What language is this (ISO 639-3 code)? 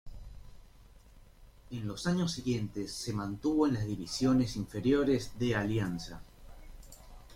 spa